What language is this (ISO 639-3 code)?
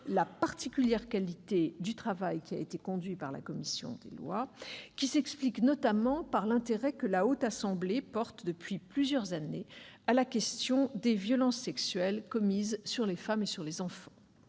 fra